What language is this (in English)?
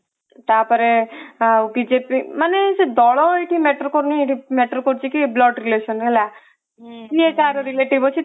Odia